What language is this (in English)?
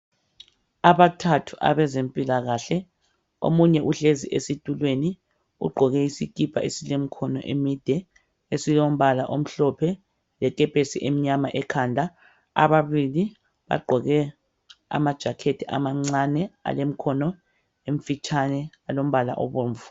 North Ndebele